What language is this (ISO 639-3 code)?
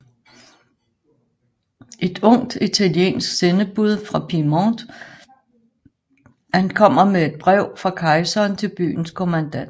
dan